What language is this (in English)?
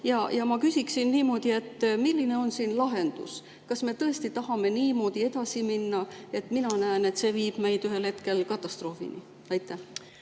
Estonian